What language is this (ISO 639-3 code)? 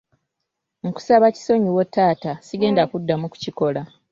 lug